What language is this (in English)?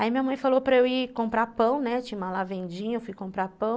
Portuguese